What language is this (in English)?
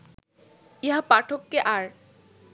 Bangla